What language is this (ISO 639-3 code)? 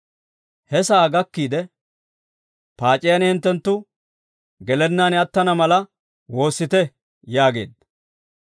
dwr